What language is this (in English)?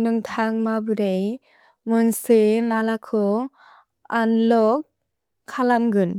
Bodo